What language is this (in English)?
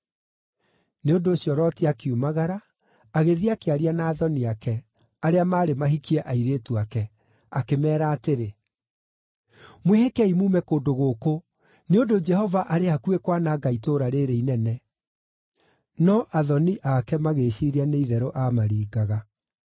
Kikuyu